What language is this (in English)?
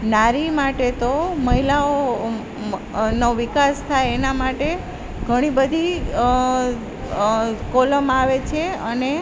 Gujarati